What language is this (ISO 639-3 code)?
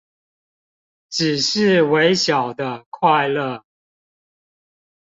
zho